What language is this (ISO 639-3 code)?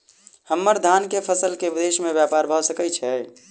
mai